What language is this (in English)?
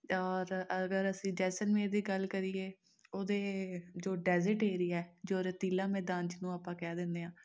Punjabi